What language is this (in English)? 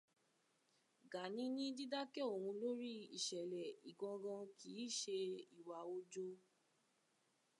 Yoruba